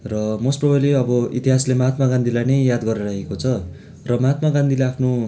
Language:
Nepali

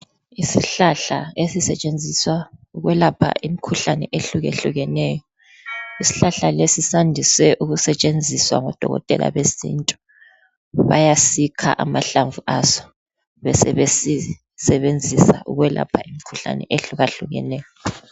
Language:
North Ndebele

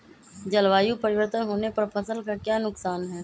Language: Magahi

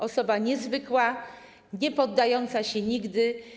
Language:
Polish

